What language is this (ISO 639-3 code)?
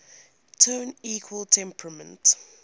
eng